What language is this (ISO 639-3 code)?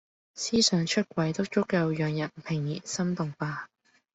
yue